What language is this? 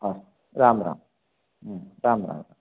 Sanskrit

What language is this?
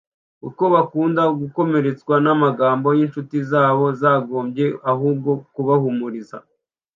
Kinyarwanda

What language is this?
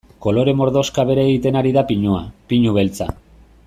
Basque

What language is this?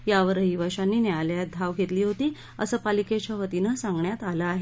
Marathi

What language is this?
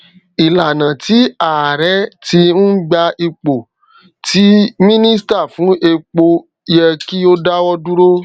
Yoruba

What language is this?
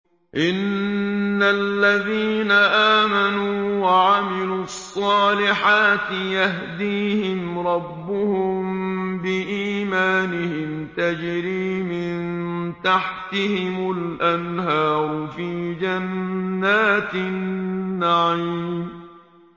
Arabic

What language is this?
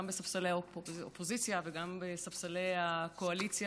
Hebrew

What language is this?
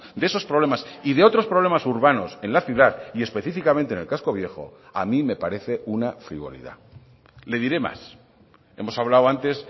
Spanish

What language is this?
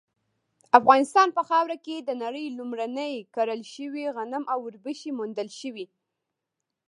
Pashto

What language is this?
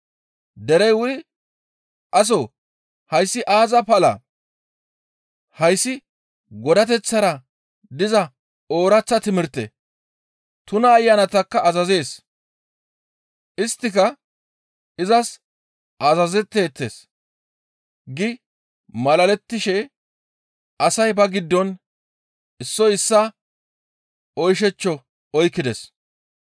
Gamo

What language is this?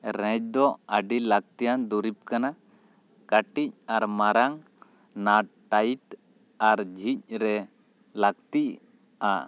Santali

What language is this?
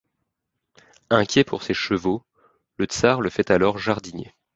French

